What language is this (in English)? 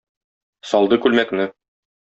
Tatar